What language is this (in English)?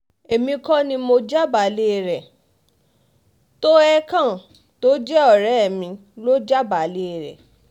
Yoruba